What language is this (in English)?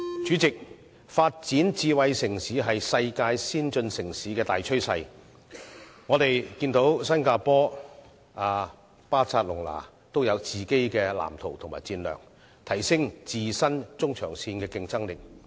Cantonese